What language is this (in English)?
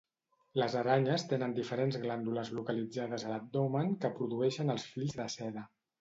Catalan